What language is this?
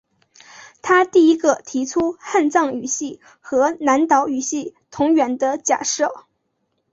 Chinese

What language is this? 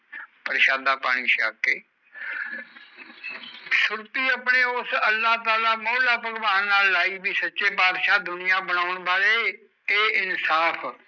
Punjabi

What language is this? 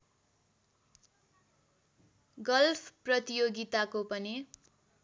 Nepali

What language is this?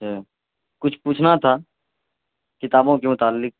Urdu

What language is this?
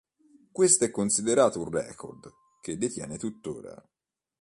Italian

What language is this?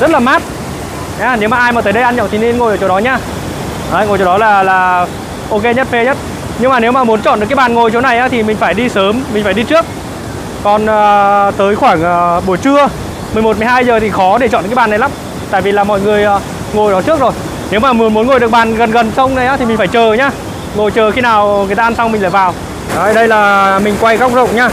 Vietnamese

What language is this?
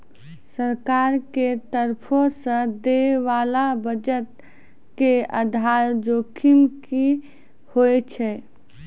Maithili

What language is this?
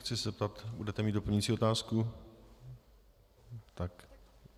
Czech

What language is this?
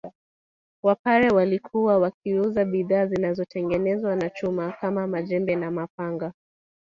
Swahili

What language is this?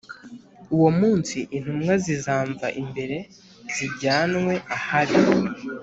Kinyarwanda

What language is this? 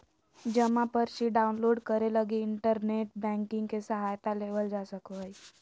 Magahi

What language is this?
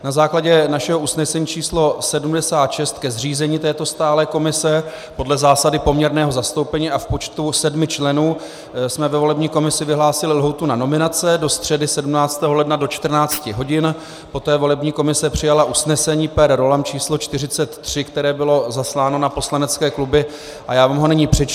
Czech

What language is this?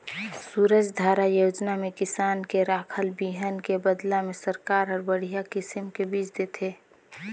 Chhattisgarhi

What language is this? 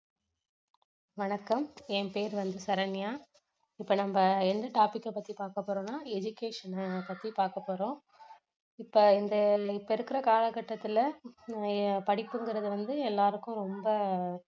Tamil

